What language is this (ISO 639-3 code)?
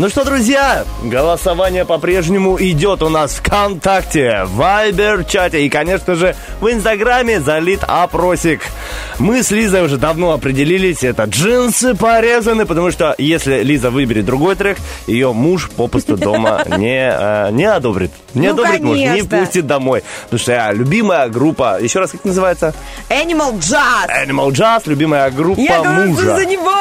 rus